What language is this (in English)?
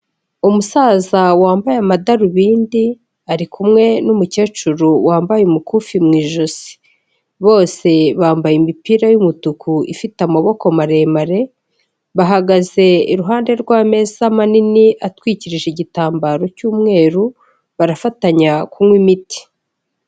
Kinyarwanda